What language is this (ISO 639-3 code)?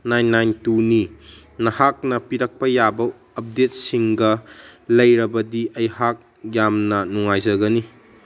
mni